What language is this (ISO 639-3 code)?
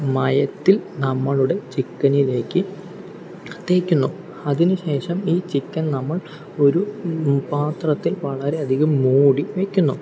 mal